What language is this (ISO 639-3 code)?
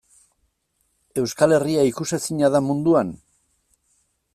eus